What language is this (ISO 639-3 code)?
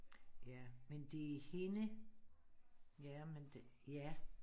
dan